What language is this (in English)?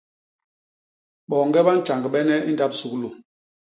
Basaa